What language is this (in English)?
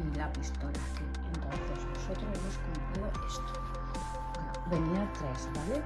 Spanish